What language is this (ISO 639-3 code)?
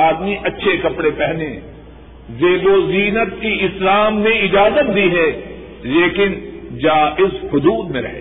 urd